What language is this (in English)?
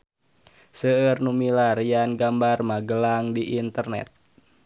Sundanese